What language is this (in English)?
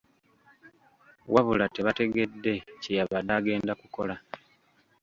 Ganda